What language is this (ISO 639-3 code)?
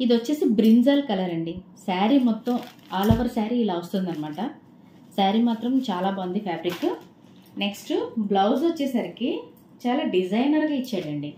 tel